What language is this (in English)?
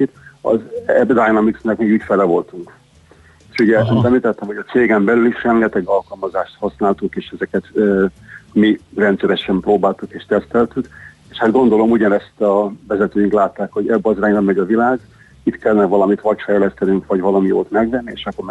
Hungarian